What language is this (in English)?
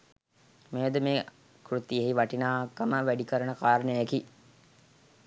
Sinhala